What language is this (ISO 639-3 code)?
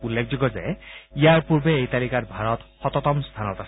asm